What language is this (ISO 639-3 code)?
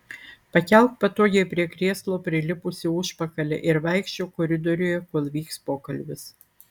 lit